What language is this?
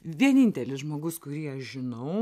Lithuanian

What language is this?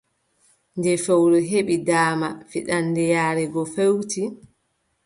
Adamawa Fulfulde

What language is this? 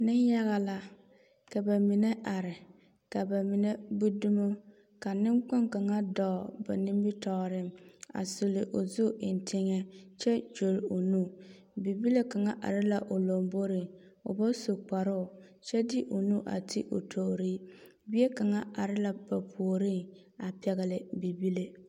Southern Dagaare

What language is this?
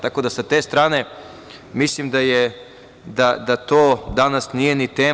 Serbian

